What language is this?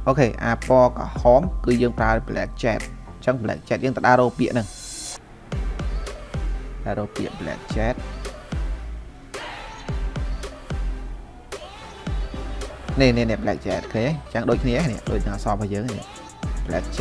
Vietnamese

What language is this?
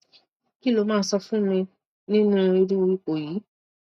Yoruba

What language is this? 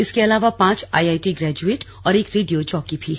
Hindi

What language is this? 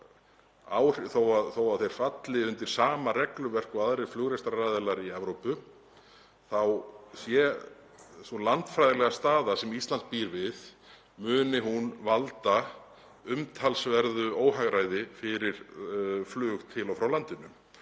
Icelandic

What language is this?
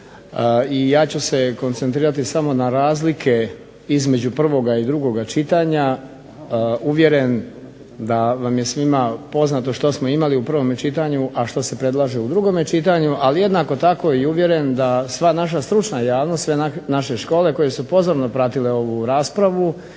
Croatian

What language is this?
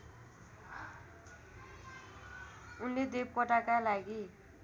Nepali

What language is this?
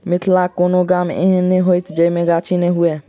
Maithili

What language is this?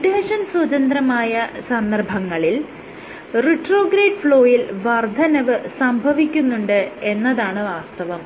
Malayalam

